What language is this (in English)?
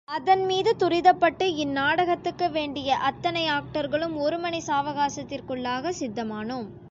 Tamil